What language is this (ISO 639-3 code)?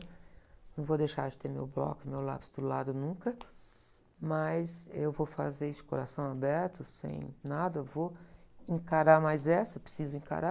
por